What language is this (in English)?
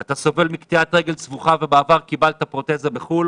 Hebrew